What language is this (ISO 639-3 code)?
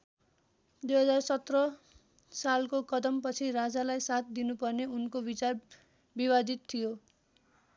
nep